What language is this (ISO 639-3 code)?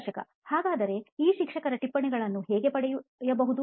kan